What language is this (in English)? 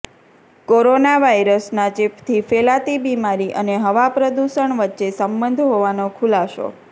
Gujarati